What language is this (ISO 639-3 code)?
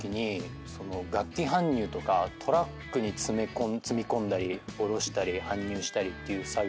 jpn